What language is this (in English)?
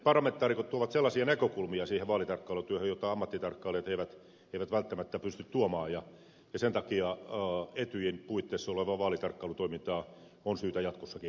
Finnish